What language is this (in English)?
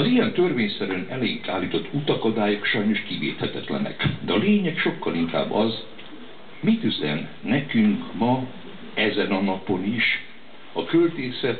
Hungarian